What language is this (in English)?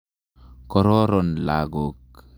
Kalenjin